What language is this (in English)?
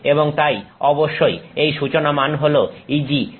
Bangla